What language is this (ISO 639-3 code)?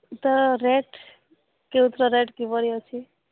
ori